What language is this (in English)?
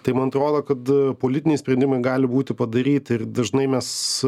Lithuanian